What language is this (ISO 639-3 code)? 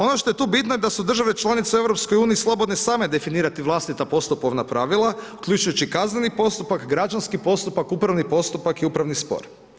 hrv